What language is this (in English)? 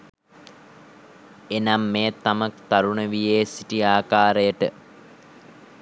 Sinhala